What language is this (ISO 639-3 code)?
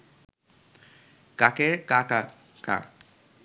ben